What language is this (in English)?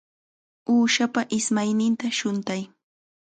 Chiquián Ancash Quechua